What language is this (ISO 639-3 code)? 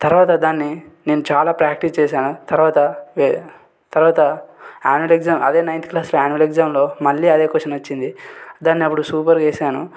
tel